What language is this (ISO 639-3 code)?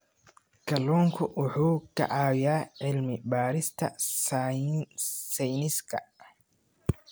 som